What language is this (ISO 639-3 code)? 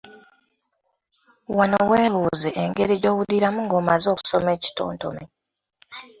lug